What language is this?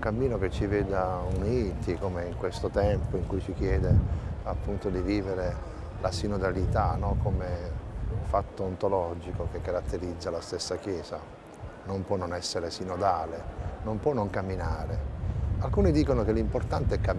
Italian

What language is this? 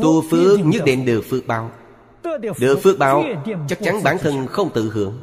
Vietnamese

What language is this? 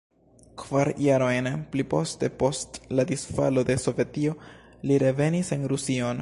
Esperanto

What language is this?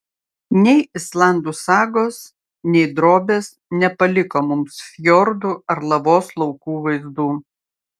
Lithuanian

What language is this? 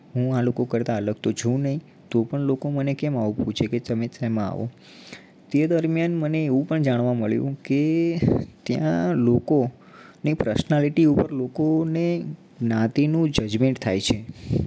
Gujarati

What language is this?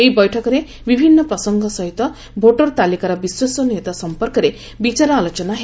Odia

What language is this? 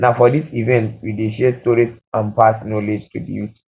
Nigerian Pidgin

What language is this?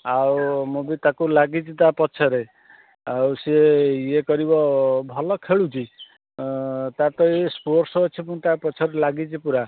Odia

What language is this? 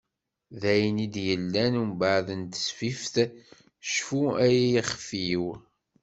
Kabyle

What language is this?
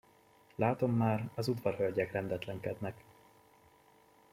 Hungarian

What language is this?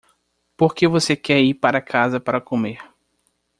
Portuguese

